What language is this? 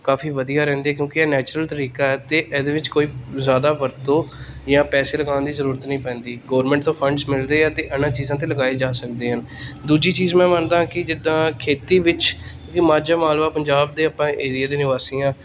Punjabi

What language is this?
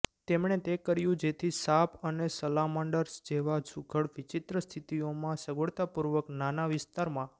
Gujarati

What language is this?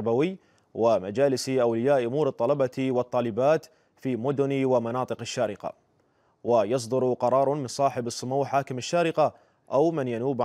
Arabic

